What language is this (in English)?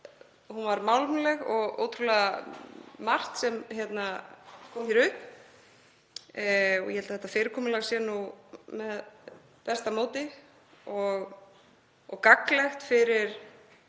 Icelandic